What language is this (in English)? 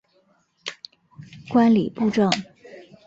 Chinese